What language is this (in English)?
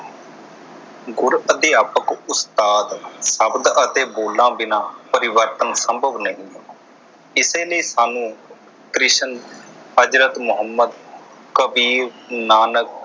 Punjabi